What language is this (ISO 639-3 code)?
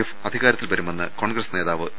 mal